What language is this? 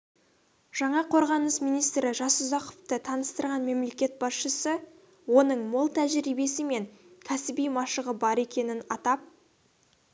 Kazakh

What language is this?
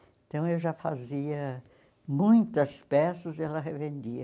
Portuguese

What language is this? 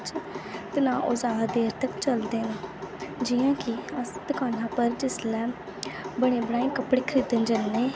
Dogri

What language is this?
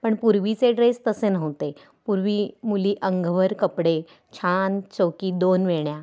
Marathi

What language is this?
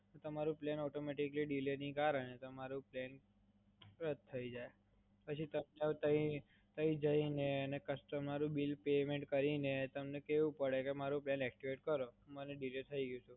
Gujarati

